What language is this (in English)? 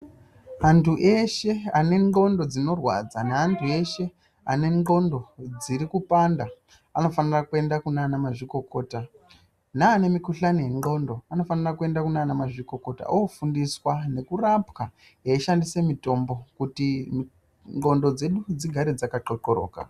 Ndau